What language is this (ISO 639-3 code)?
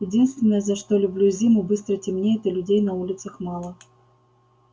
rus